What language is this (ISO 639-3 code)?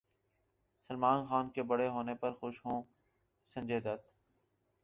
urd